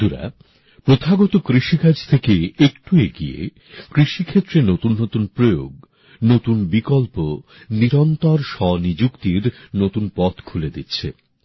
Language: Bangla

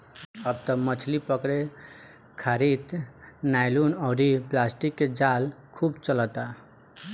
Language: Bhojpuri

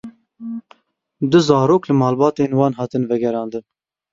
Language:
Kurdish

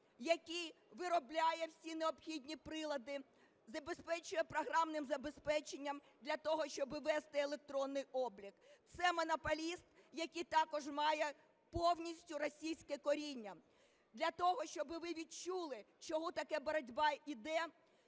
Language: Ukrainian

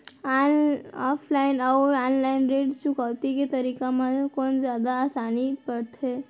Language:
Chhattisgarhi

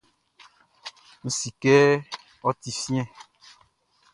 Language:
Baoulé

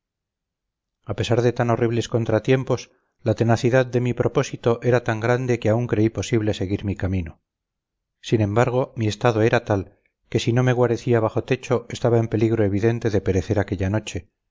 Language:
Spanish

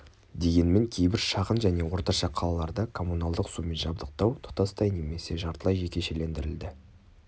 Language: Kazakh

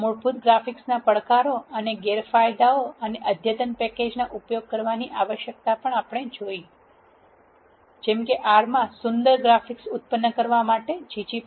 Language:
Gujarati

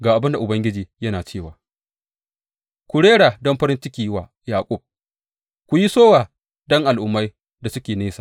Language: Hausa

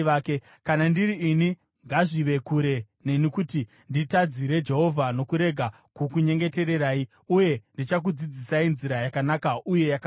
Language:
Shona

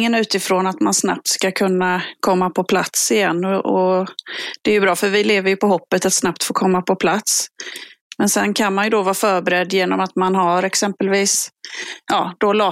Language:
Swedish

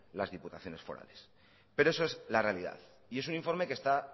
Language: Spanish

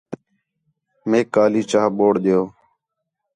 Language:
Khetrani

